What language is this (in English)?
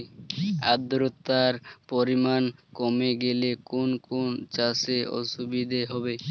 Bangla